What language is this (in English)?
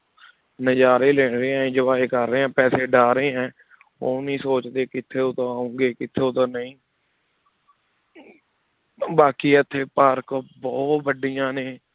Punjabi